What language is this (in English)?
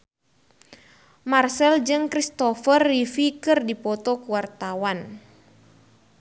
Sundanese